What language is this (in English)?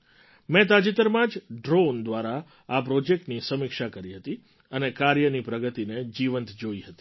Gujarati